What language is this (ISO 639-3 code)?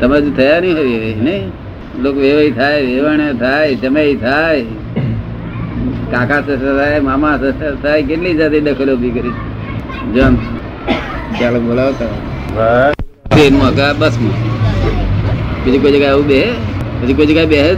guj